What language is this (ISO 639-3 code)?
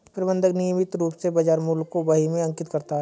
hin